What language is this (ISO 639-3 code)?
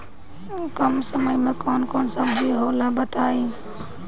bho